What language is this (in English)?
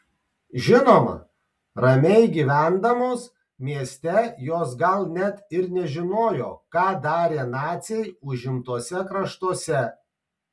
Lithuanian